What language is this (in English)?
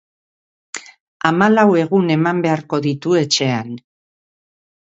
Basque